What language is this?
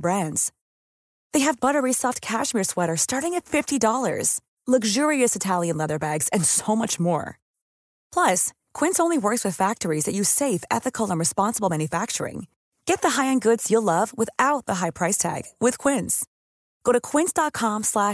Filipino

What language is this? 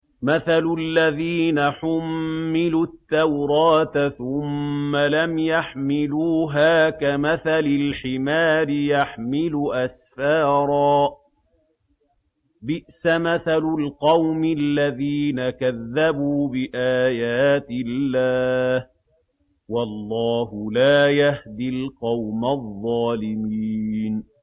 Arabic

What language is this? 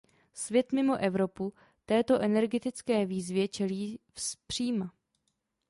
Czech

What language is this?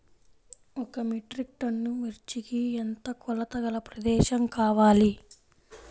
Telugu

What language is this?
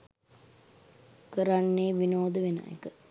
Sinhala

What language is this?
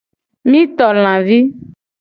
Gen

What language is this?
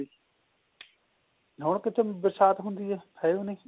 Punjabi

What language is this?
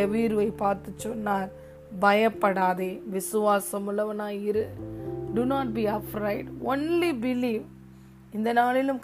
Tamil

